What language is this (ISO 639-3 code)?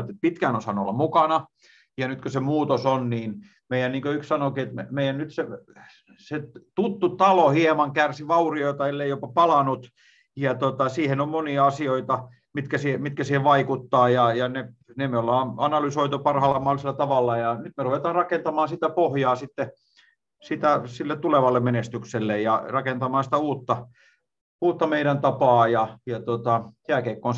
fin